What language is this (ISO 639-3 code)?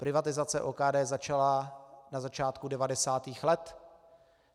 ces